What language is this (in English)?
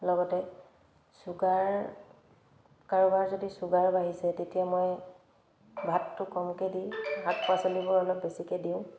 Assamese